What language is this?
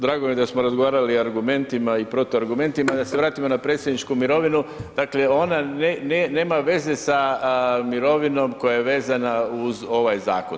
Croatian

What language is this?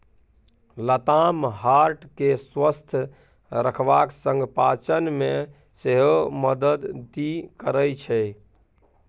Maithili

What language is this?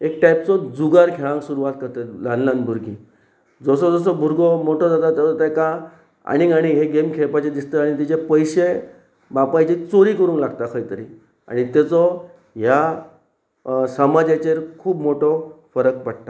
Konkani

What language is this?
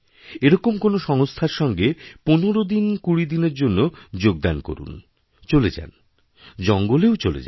Bangla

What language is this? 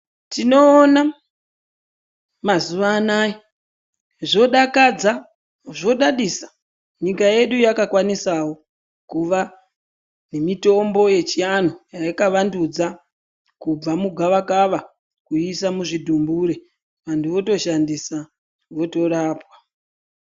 Ndau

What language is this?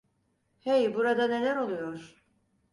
Turkish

